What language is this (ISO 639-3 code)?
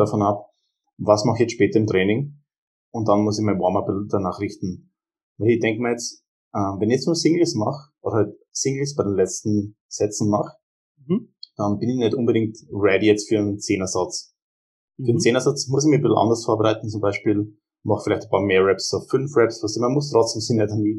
deu